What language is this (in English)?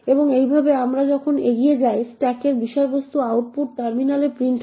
Bangla